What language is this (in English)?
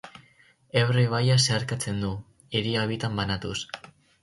Basque